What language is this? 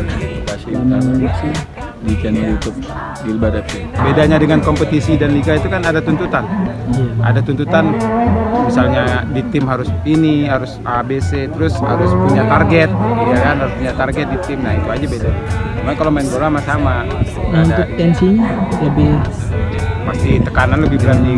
Indonesian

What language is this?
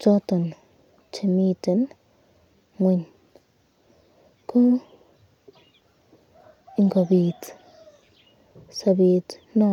Kalenjin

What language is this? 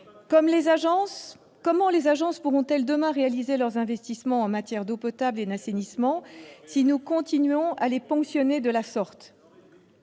French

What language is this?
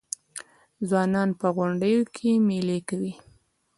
Pashto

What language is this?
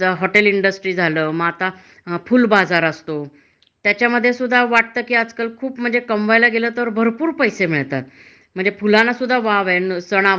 Marathi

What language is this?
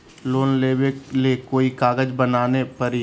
Magahi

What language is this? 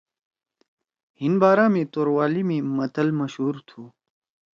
Torwali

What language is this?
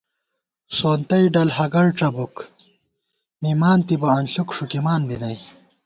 Gawar-Bati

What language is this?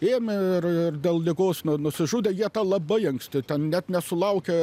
Lithuanian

